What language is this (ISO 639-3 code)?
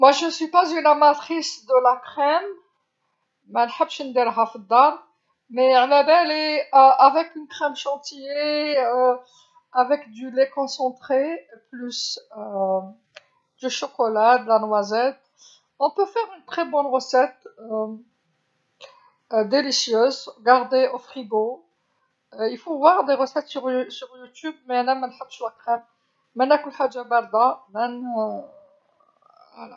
arq